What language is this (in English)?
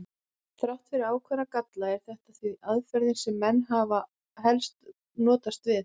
Icelandic